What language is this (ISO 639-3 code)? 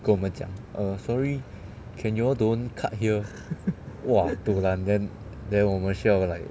eng